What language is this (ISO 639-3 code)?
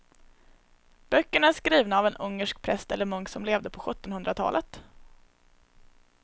swe